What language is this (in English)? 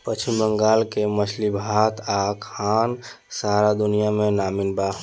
Bhojpuri